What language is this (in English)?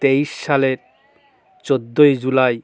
Bangla